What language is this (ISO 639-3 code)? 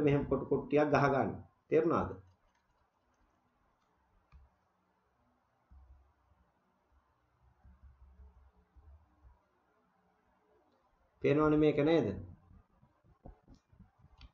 tur